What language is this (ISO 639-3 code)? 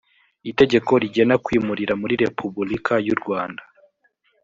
kin